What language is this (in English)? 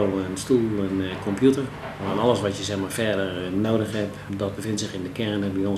Dutch